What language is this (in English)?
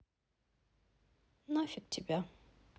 Russian